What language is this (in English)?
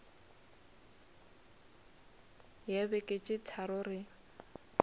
Northern Sotho